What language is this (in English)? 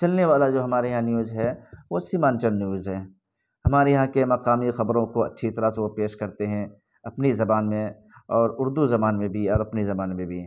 Urdu